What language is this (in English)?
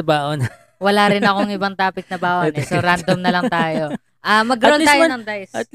Filipino